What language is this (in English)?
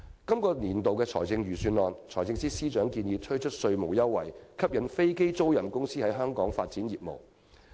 Cantonese